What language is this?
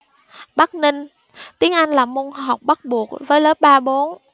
Vietnamese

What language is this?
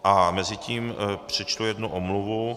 Czech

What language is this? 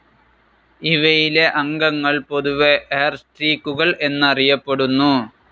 Malayalam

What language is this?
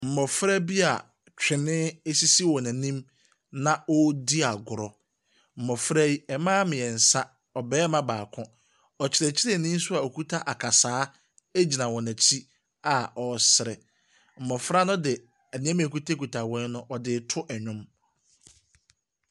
Akan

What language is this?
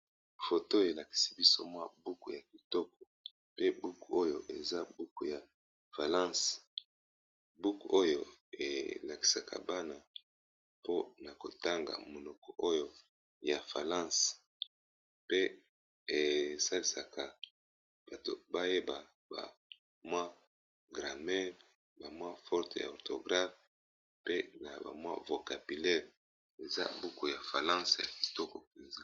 Lingala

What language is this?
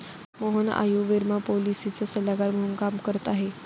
Marathi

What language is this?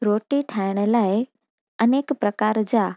Sindhi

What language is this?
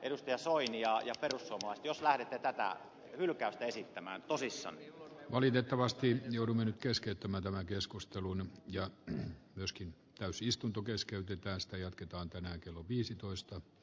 Finnish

